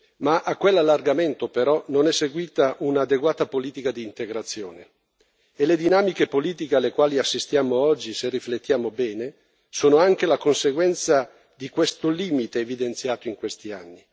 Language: Italian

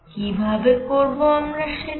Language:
Bangla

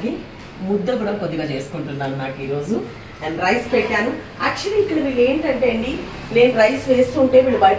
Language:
Telugu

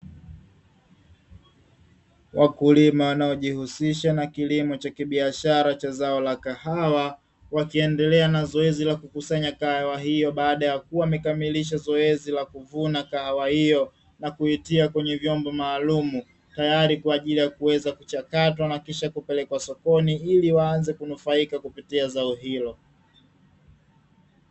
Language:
Swahili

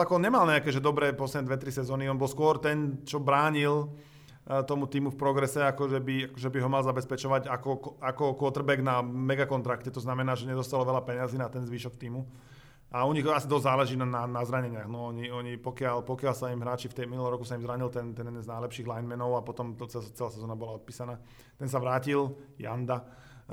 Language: Slovak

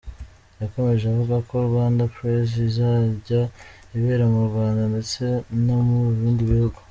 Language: Kinyarwanda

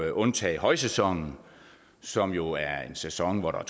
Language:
Danish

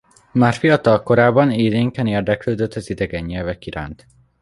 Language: Hungarian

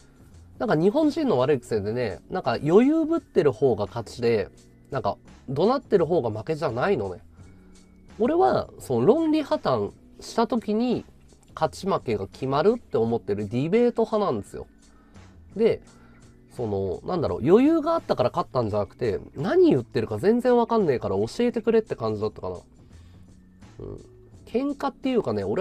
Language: Japanese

